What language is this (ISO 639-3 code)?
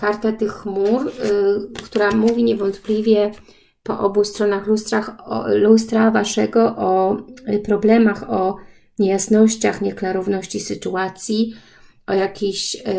pol